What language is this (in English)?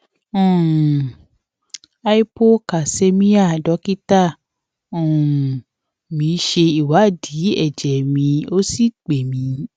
Yoruba